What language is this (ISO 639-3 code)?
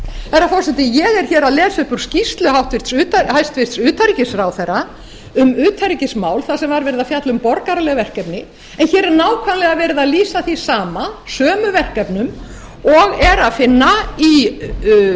isl